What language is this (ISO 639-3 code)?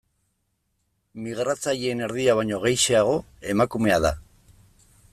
eus